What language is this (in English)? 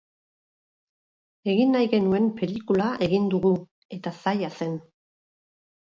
Basque